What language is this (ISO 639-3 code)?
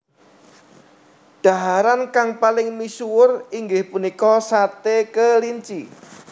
jav